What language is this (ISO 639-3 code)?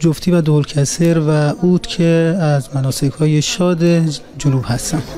fas